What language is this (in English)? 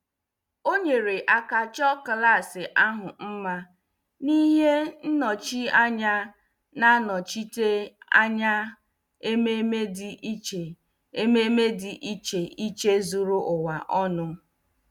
Igbo